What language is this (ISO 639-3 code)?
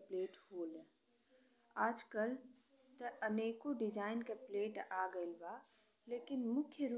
bho